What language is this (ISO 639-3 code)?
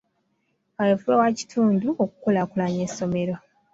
lug